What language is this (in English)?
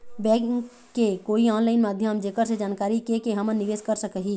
Chhattisgarhi